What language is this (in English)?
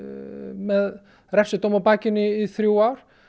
Icelandic